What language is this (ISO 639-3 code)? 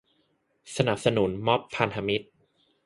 tha